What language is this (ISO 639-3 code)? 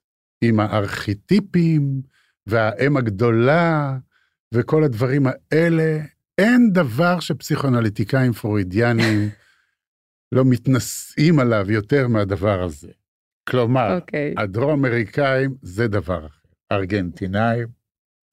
heb